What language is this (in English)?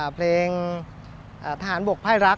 Thai